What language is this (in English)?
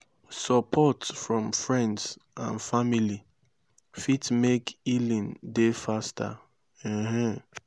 Nigerian Pidgin